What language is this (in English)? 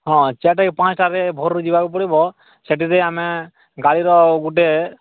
Odia